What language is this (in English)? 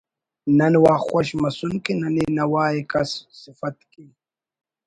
Brahui